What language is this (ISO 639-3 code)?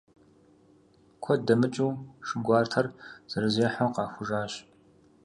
kbd